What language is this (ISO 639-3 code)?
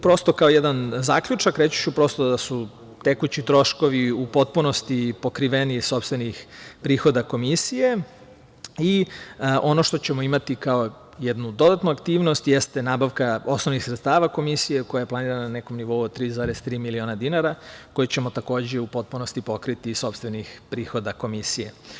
srp